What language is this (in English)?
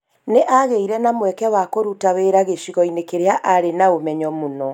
Kikuyu